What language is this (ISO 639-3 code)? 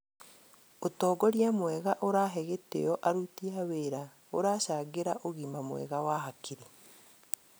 kik